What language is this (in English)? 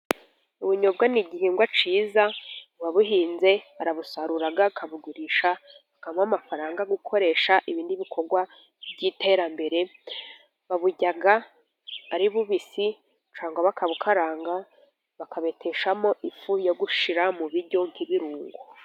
Kinyarwanda